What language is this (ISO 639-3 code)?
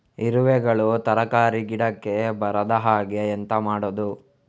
kan